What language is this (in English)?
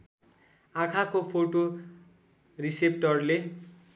Nepali